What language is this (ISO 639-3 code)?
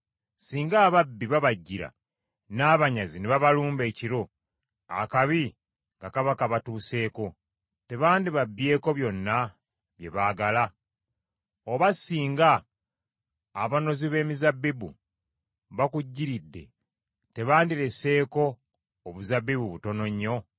lug